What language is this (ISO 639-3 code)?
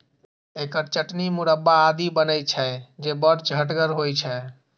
mai